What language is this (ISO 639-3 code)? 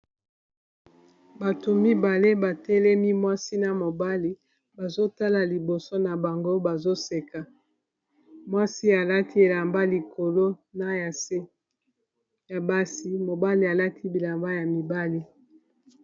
lin